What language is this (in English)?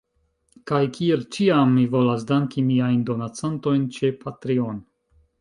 Esperanto